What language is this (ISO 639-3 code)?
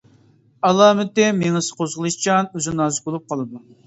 uig